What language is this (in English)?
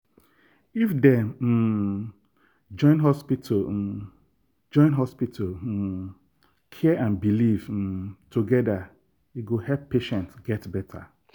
Nigerian Pidgin